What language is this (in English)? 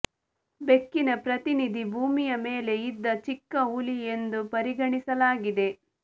Kannada